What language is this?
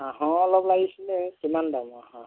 Assamese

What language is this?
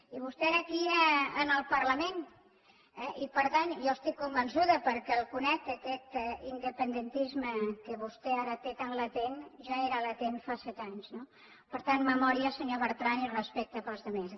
Catalan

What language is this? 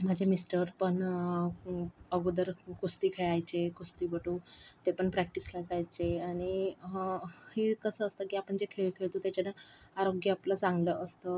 Marathi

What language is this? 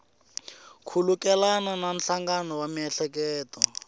Tsonga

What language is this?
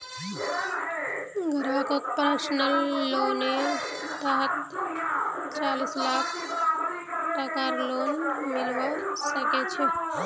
Magahi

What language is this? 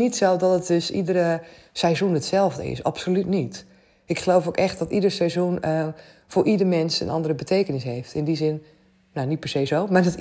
Dutch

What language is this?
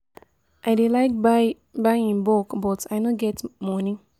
Nigerian Pidgin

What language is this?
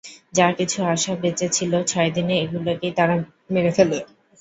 Bangla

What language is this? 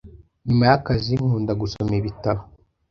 Kinyarwanda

